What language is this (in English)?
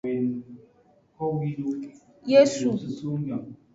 Aja (Benin)